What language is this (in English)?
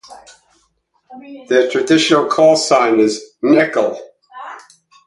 English